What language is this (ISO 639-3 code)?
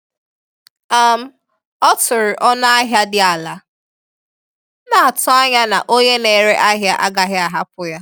ibo